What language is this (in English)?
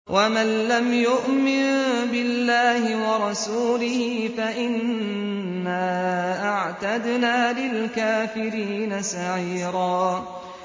Arabic